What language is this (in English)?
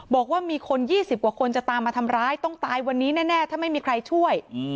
Thai